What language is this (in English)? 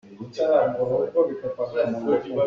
Hakha Chin